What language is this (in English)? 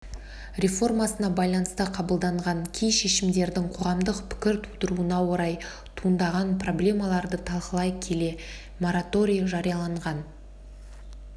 Kazakh